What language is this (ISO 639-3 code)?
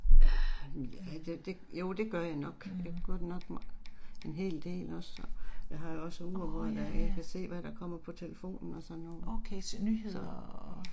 dan